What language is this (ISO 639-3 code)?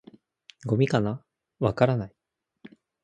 jpn